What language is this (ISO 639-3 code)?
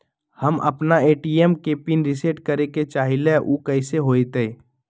mag